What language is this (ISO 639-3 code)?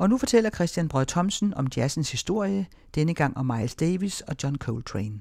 dan